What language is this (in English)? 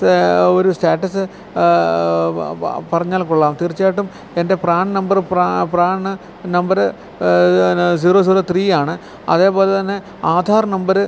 Malayalam